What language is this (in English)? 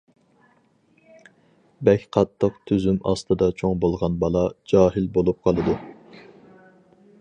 Uyghur